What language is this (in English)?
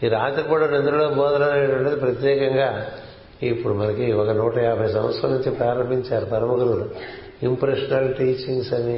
Telugu